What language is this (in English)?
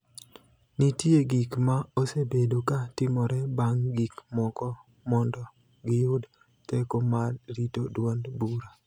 Luo (Kenya and Tanzania)